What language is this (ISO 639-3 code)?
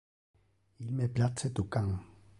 ina